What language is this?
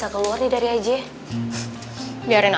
Indonesian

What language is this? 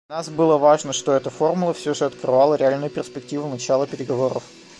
Russian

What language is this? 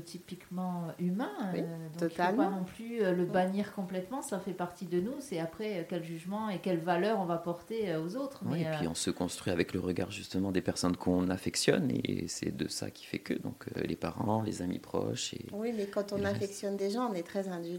French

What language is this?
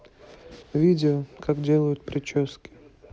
Russian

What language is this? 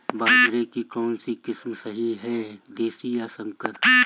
Hindi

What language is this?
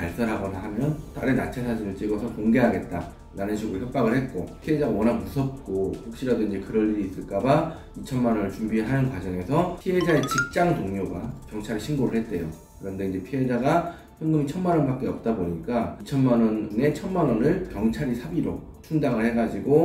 Korean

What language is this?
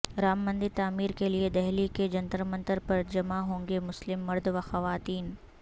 Urdu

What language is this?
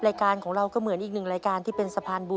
Thai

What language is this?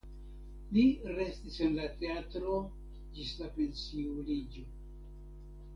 Esperanto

